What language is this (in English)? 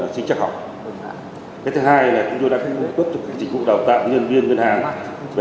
Vietnamese